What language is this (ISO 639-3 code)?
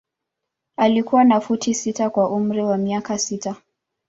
swa